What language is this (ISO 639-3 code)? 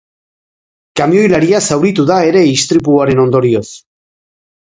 eus